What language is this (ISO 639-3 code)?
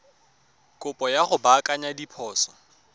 tsn